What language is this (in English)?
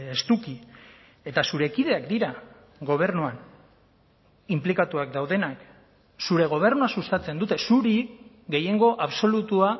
Basque